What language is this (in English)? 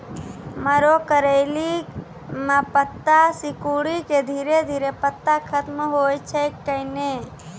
Maithili